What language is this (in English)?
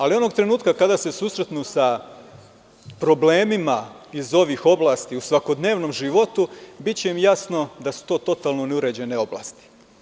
Serbian